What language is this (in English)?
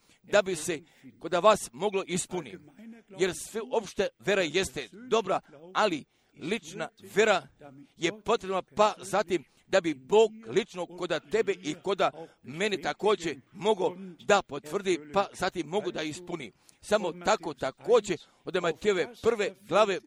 Croatian